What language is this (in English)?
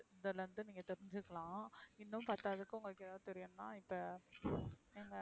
Tamil